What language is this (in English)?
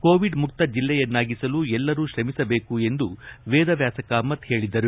Kannada